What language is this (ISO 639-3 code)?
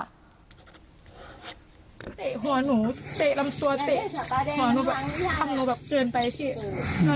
tha